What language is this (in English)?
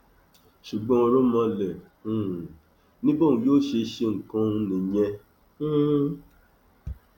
Yoruba